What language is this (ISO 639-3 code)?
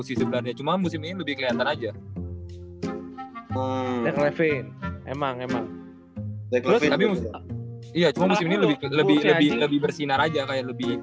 ind